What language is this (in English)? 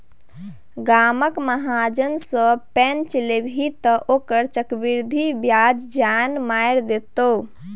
Maithili